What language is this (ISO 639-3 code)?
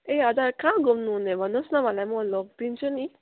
nep